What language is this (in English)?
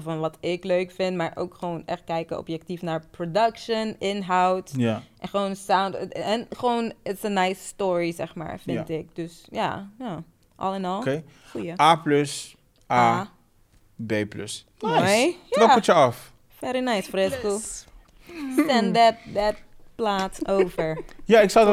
Dutch